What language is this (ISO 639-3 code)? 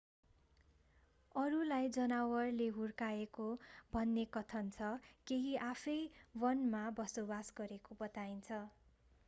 nep